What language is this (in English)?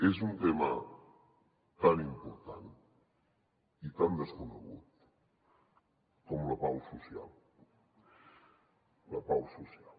Catalan